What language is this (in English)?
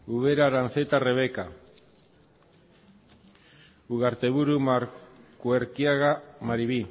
Basque